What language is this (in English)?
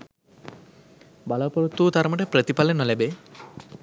Sinhala